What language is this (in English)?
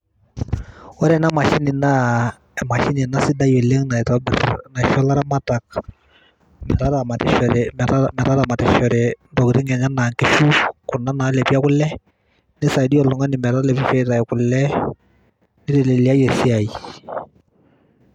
Masai